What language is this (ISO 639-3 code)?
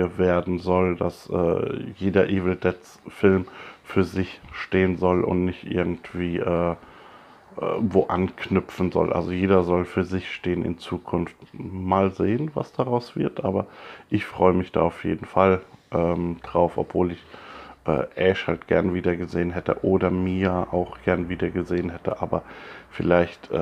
deu